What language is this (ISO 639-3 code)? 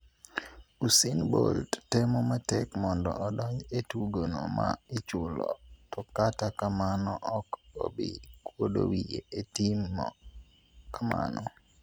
luo